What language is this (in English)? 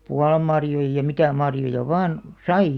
Finnish